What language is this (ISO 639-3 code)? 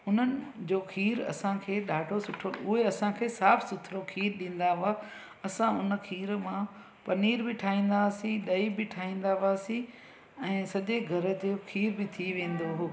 snd